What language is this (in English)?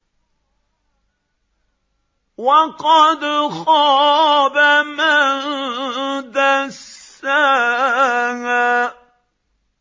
Arabic